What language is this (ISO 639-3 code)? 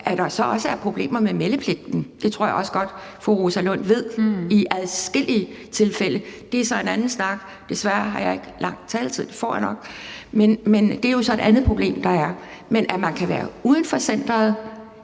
dan